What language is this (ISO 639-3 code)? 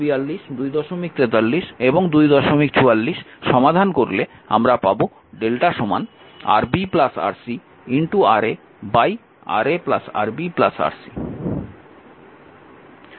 ben